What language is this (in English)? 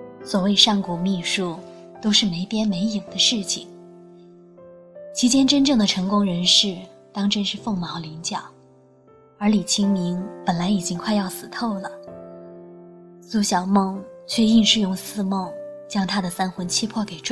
Chinese